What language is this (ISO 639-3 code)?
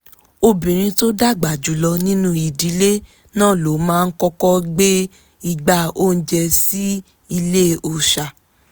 yor